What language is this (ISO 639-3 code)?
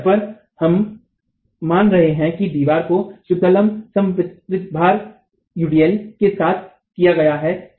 hin